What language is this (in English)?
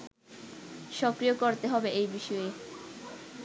Bangla